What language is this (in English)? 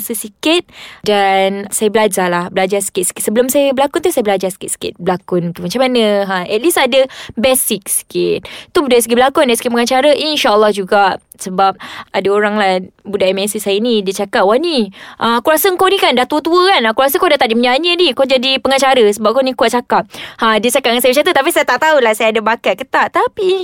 Malay